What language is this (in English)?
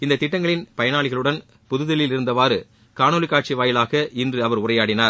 Tamil